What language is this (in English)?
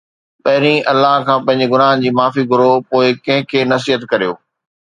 Sindhi